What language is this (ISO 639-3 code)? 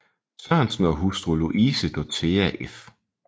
dan